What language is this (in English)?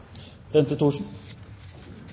Norwegian Nynorsk